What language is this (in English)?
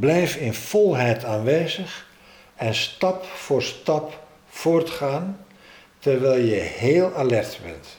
Dutch